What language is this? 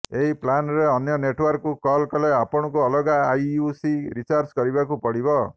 Odia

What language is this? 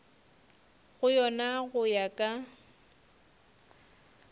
Northern Sotho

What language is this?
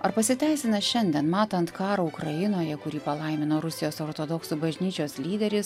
Lithuanian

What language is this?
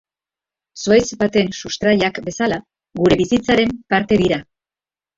Basque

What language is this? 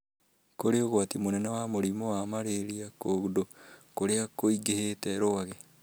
Kikuyu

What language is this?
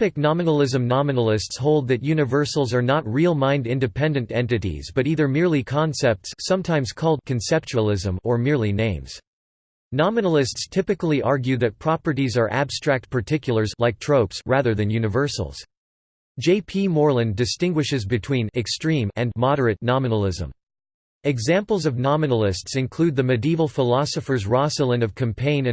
English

